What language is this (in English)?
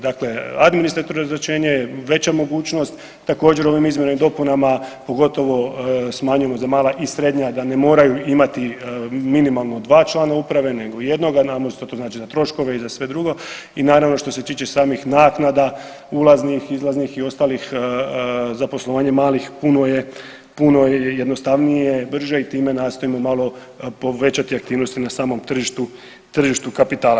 Croatian